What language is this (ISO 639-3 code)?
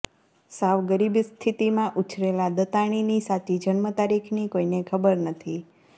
guj